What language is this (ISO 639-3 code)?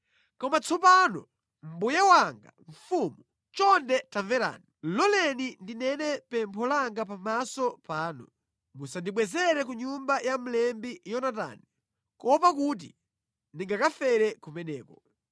nya